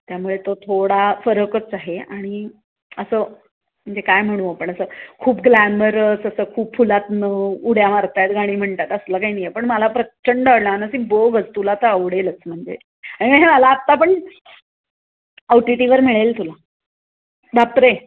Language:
Marathi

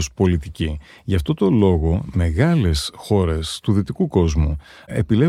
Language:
Greek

